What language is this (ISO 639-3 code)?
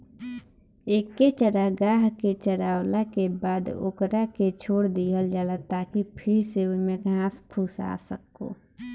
bho